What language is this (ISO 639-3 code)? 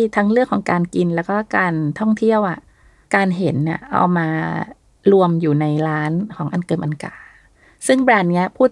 tha